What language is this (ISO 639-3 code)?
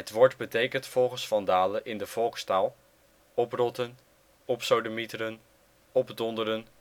nld